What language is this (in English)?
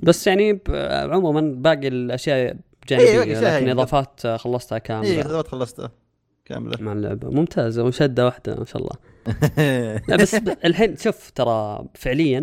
Arabic